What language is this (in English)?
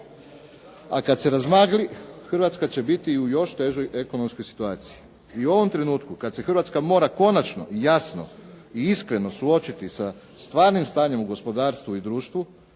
Croatian